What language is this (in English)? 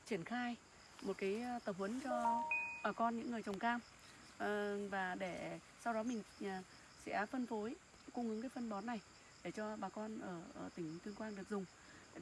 Vietnamese